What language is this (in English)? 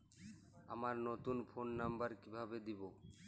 Bangla